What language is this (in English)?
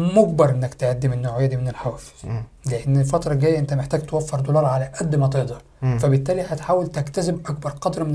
Arabic